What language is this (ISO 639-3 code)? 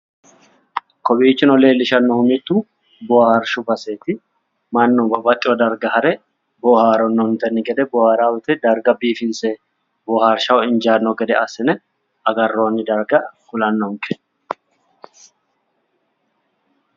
sid